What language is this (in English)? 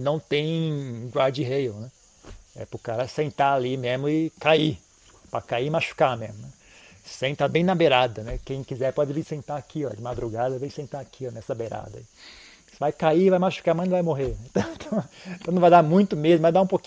Portuguese